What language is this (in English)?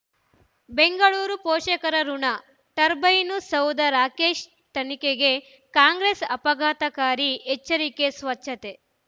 Kannada